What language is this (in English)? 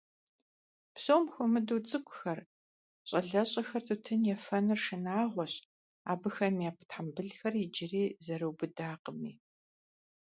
Kabardian